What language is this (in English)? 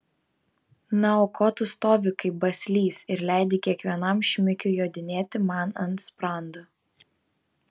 Lithuanian